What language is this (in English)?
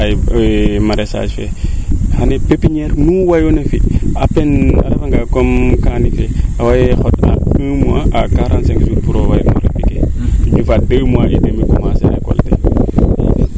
Serer